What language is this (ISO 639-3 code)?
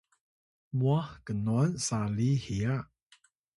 tay